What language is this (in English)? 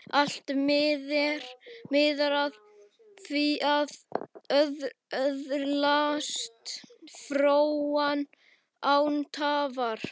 Icelandic